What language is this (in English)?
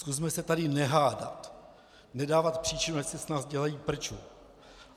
Czech